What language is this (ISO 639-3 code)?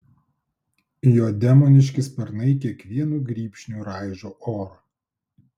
lit